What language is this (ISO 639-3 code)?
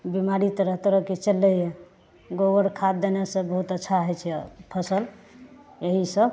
mai